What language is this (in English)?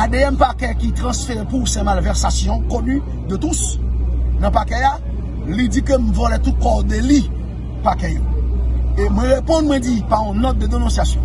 French